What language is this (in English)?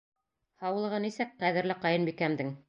Bashkir